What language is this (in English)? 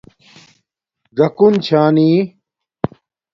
Domaaki